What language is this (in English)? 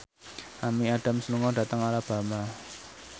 Javanese